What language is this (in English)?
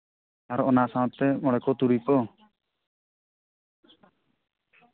Santali